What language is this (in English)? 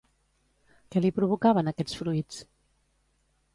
Catalan